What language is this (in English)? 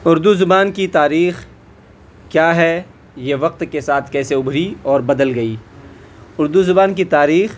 Urdu